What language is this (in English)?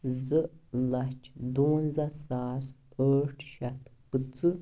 Kashmiri